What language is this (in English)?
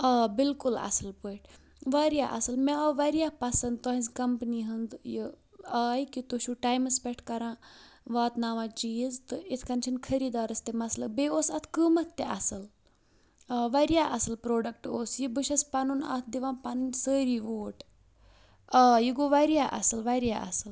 Kashmiri